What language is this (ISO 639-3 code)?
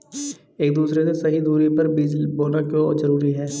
hin